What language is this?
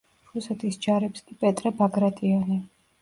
Georgian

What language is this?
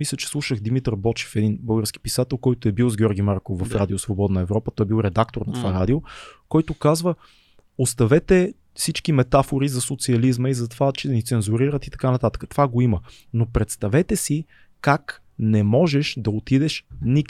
Bulgarian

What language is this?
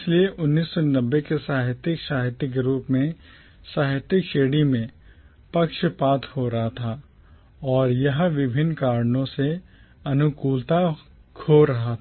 Hindi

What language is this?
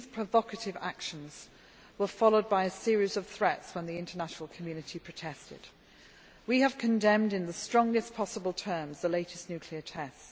English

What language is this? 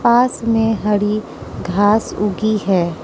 Hindi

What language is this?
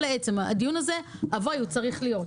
Hebrew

